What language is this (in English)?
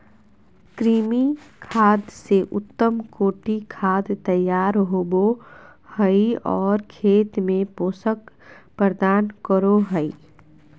Magahi